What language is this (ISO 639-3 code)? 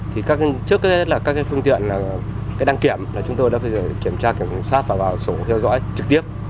vie